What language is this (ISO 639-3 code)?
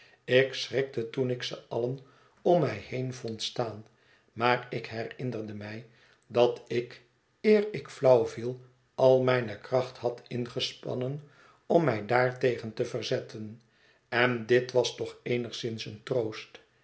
nld